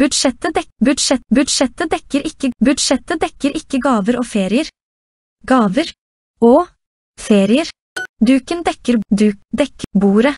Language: Norwegian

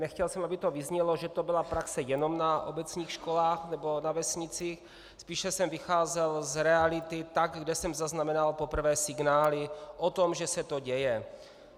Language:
Czech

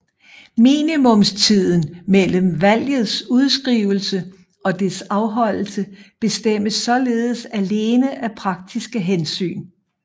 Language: Danish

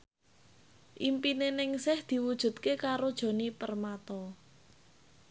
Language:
Javanese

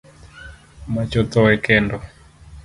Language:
Luo (Kenya and Tanzania)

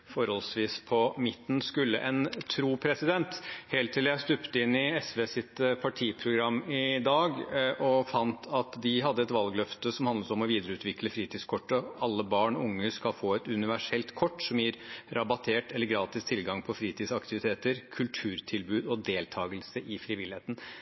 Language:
Norwegian Bokmål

